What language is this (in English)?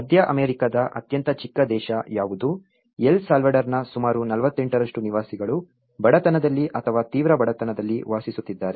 Kannada